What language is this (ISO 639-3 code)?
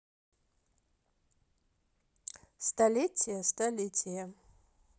rus